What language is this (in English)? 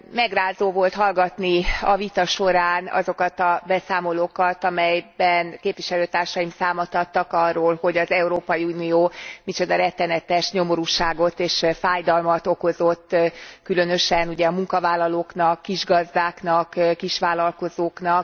Hungarian